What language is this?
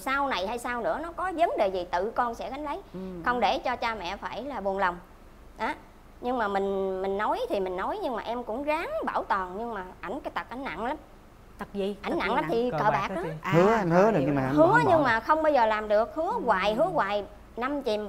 Vietnamese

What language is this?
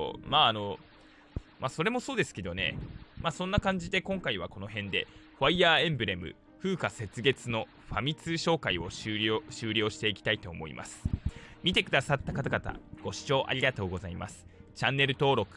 Japanese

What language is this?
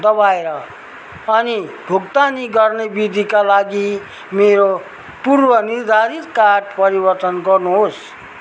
Nepali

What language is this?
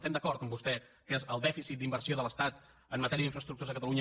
Catalan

